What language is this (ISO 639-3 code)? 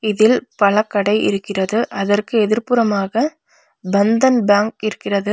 tam